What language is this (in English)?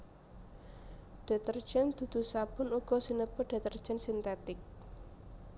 Javanese